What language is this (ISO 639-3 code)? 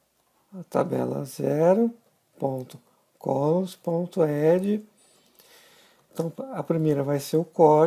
por